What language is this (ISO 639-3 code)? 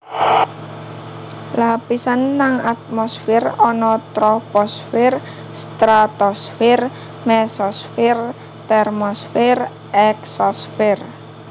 jav